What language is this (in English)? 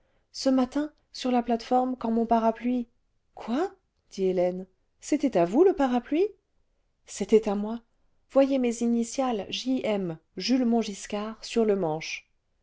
French